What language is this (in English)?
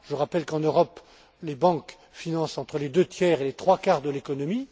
French